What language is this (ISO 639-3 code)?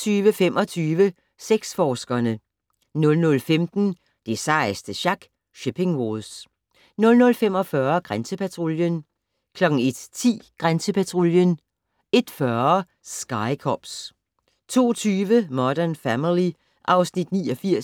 dan